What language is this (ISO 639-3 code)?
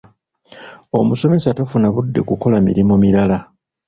lug